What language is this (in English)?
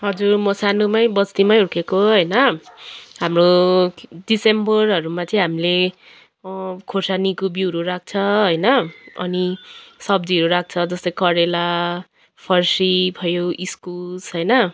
Nepali